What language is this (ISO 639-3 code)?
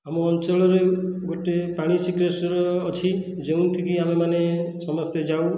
ori